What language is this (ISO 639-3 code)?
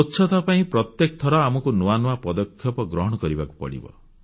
ori